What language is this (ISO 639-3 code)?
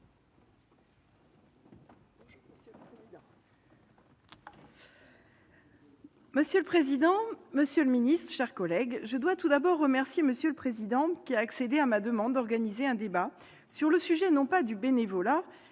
fra